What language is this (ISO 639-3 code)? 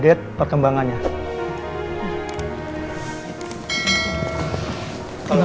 ind